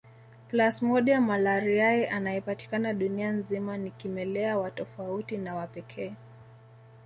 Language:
Swahili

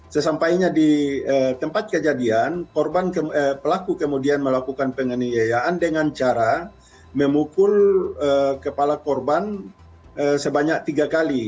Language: Indonesian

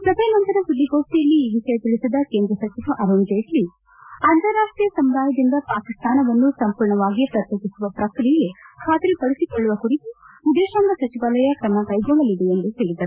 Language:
Kannada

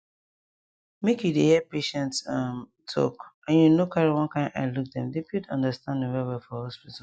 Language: Nigerian Pidgin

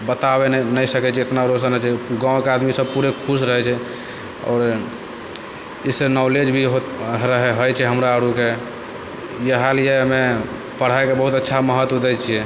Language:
Maithili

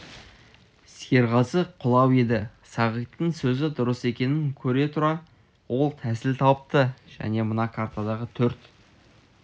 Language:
Kazakh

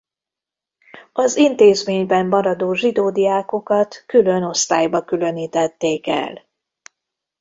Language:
Hungarian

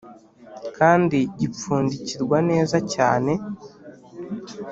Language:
Kinyarwanda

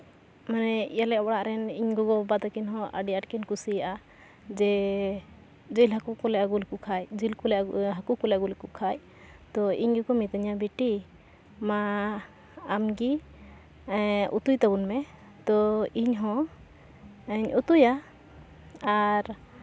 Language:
Santali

